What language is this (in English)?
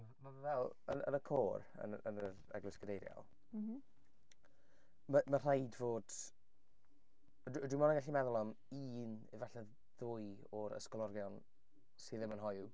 Welsh